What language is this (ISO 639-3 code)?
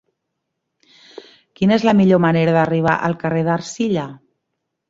cat